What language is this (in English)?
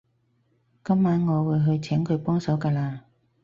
Cantonese